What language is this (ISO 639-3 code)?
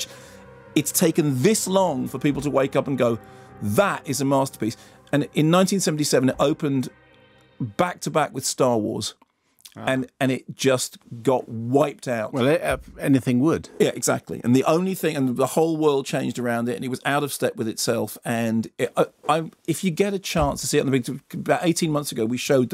eng